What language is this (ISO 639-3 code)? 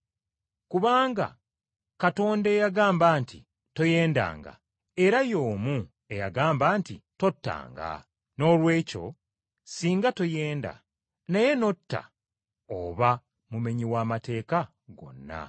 lug